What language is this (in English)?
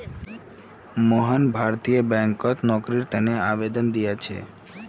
Magahi